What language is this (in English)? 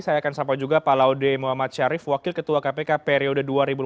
Indonesian